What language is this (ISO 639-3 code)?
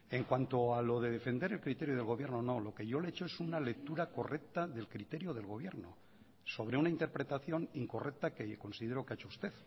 spa